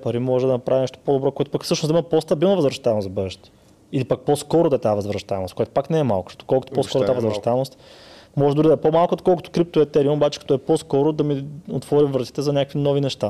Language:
Bulgarian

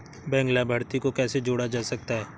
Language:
Hindi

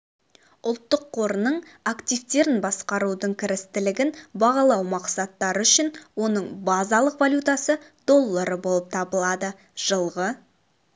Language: Kazakh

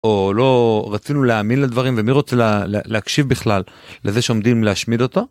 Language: Hebrew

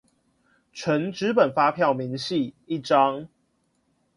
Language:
Chinese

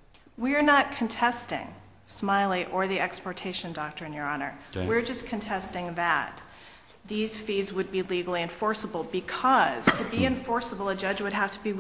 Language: English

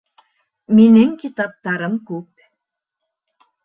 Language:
Bashkir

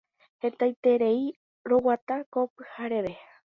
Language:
Guarani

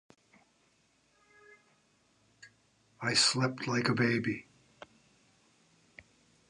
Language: English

